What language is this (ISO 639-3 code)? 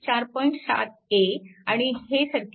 mar